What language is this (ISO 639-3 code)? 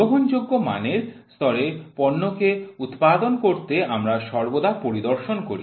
ben